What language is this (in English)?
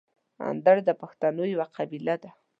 Pashto